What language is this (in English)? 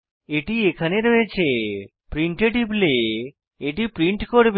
Bangla